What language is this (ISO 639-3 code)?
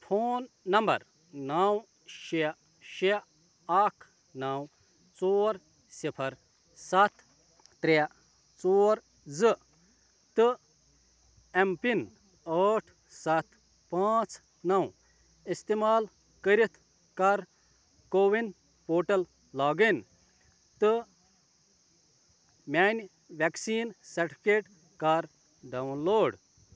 kas